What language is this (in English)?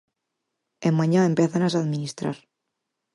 Galician